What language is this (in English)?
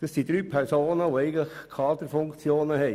Swiss German